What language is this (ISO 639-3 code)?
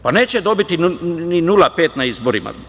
srp